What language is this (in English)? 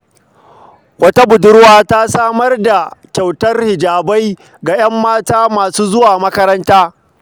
Hausa